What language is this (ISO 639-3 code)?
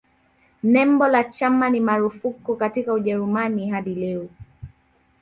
swa